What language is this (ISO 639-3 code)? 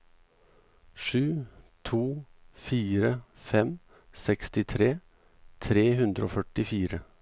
nor